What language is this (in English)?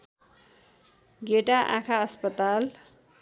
Nepali